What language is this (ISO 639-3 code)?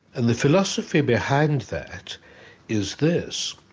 eng